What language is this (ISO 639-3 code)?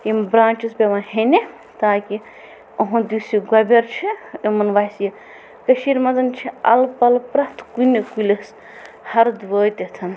kas